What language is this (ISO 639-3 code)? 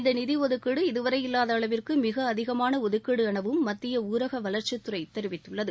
tam